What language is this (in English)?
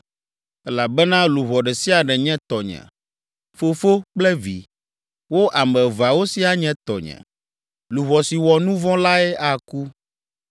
Ewe